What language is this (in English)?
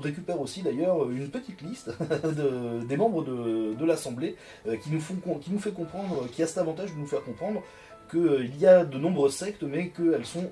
French